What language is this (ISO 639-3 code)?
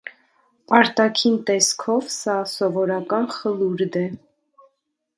hye